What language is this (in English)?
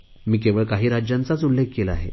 Marathi